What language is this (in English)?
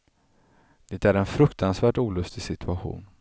Swedish